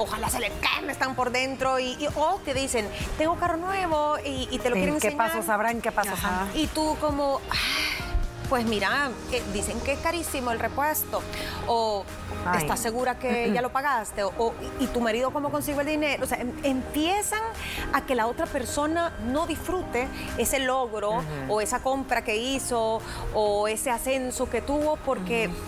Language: Spanish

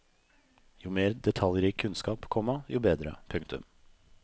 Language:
Norwegian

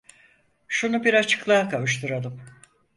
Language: Turkish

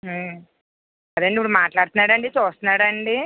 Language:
Telugu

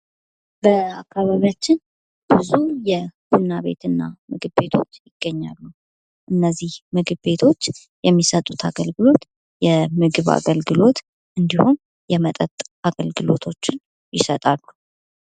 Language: Amharic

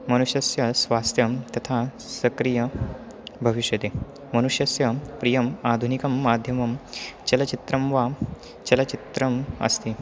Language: Sanskrit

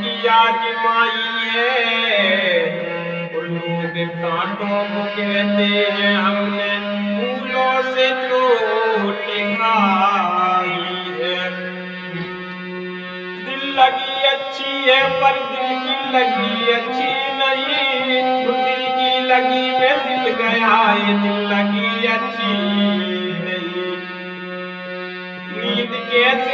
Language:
Hindi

